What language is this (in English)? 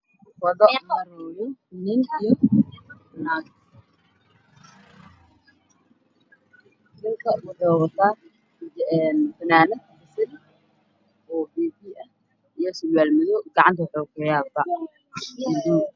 Somali